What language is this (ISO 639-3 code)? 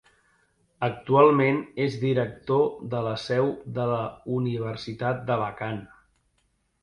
cat